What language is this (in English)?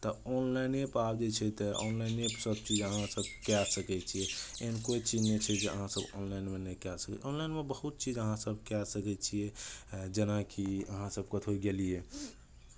Maithili